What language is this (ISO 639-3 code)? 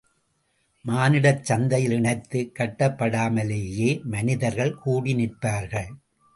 tam